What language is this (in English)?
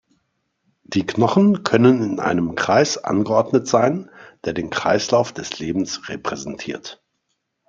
German